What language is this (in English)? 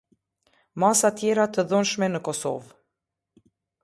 Albanian